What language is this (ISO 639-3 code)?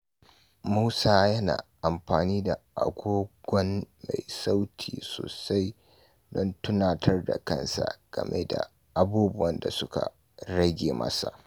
hau